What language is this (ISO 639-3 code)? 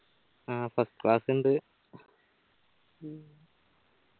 mal